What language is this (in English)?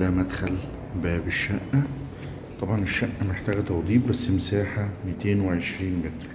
Arabic